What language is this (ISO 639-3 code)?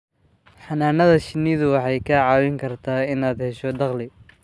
som